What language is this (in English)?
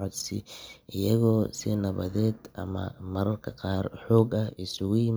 Somali